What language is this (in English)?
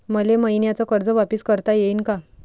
Marathi